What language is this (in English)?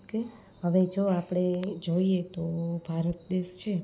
Gujarati